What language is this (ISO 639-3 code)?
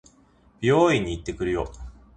jpn